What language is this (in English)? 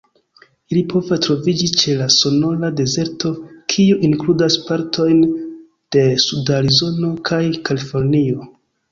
Esperanto